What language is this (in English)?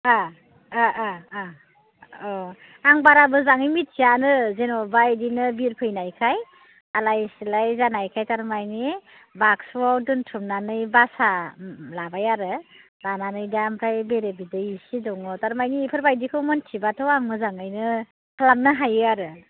Bodo